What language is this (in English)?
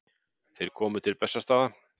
Icelandic